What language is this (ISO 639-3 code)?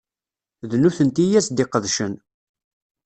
kab